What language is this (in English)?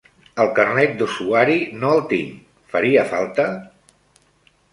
Catalan